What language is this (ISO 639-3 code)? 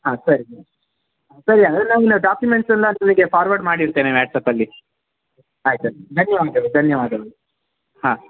kan